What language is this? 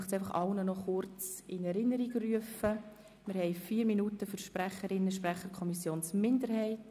Swiss German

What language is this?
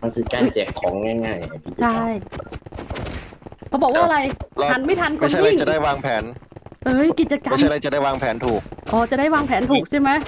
Thai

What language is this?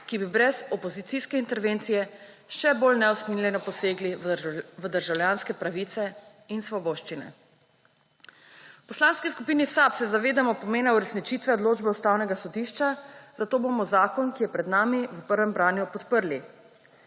Slovenian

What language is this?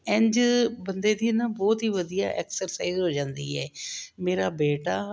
Punjabi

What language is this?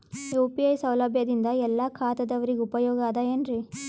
Kannada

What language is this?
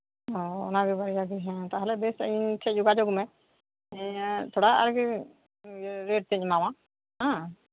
Santali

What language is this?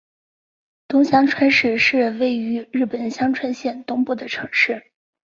Chinese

